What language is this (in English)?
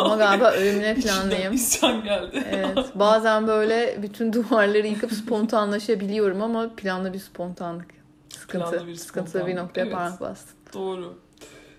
Turkish